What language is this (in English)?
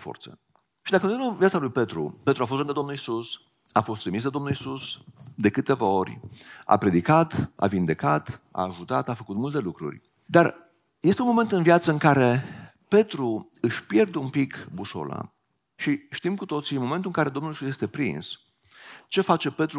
Romanian